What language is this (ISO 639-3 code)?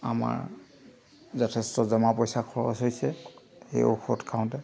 asm